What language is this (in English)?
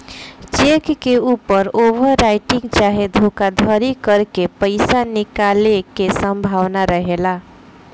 Bhojpuri